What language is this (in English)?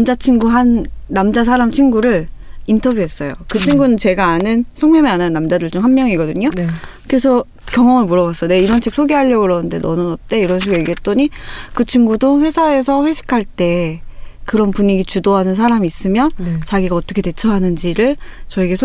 Korean